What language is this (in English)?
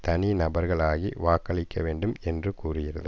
Tamil